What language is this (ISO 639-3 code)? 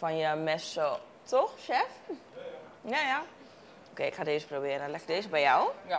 nld